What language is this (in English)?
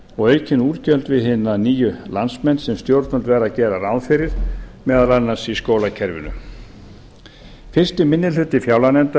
Icelandic